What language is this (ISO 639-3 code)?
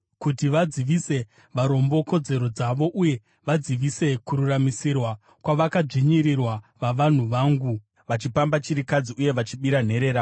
sna